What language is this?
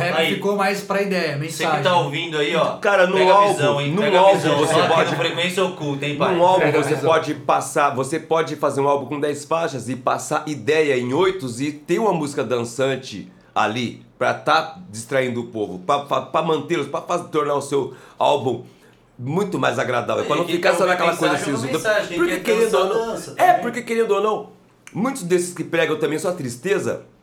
Portuguese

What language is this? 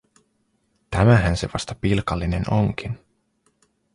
Finnish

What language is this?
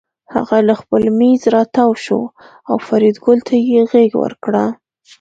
Pashto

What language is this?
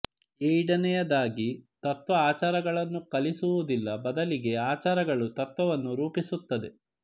Kannada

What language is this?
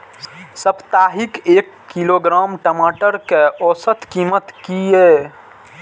Maithili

